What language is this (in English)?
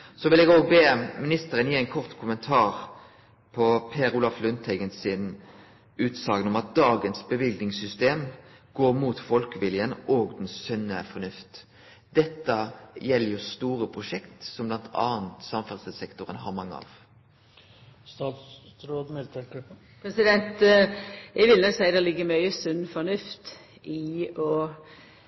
Norwegian Nynorsk